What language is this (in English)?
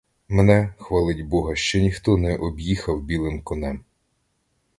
Ukrainian